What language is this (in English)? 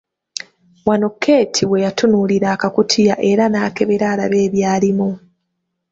Ganda